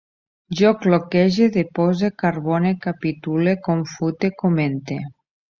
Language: Catalan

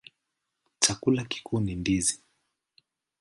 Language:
Swahili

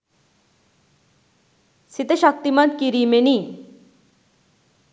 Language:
Sinhala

